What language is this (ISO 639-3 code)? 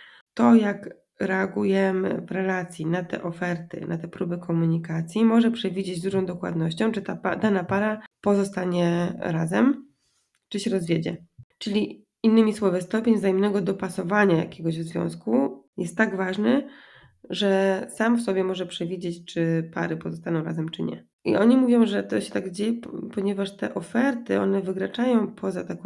pol